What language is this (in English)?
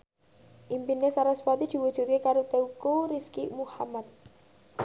Javanese